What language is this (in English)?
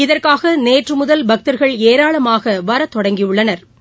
Tamil